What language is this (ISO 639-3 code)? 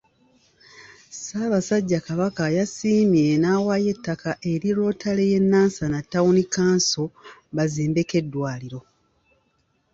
lug